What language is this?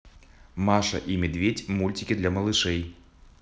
Russian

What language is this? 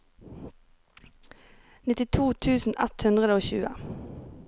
Norwegian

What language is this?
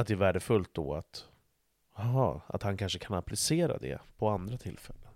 Swedish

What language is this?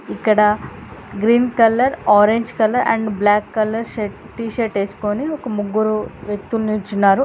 Telugu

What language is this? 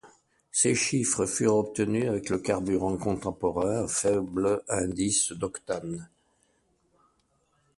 French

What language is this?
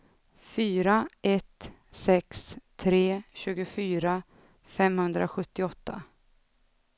Swedish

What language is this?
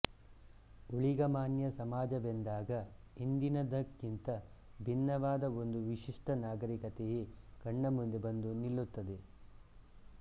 Kannada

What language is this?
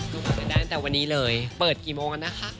Thai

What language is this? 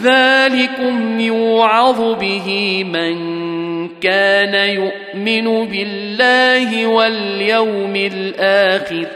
Arabic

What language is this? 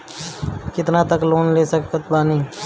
Bhojpuri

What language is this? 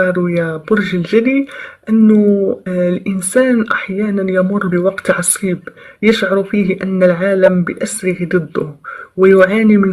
Arabic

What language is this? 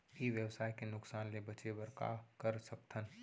Chhattisgarhi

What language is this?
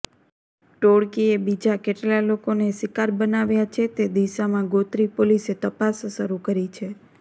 Gujarati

